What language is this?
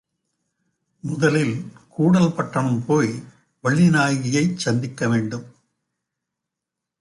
Tamil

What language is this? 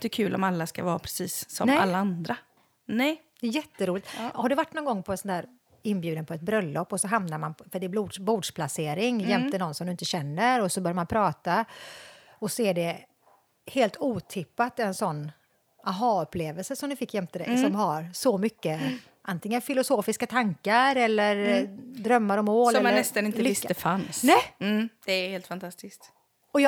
Swedish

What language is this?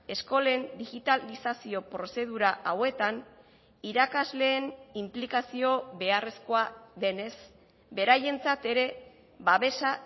Basque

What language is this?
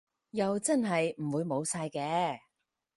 Cantonese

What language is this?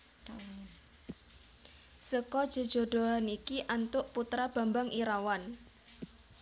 Javanese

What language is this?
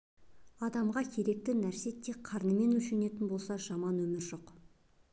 Kazakh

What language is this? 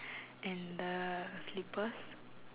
English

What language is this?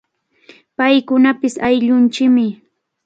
Cajatambo North Lima Quechua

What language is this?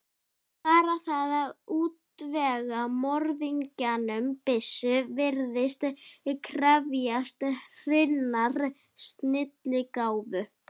Icelandic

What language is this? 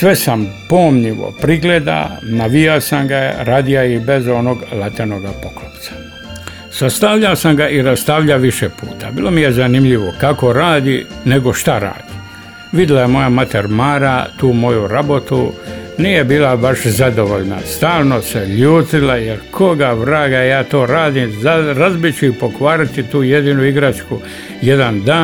Croatian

